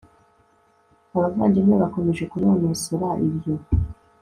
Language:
Kinyarwanda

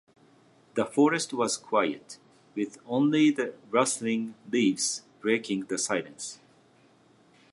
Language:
Japanese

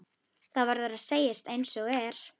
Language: Icelandic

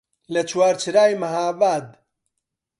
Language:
Central Kurdish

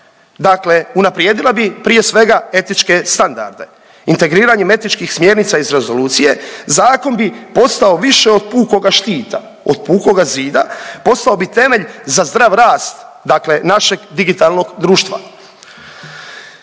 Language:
Croatian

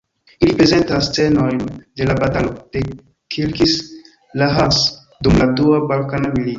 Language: Esperanto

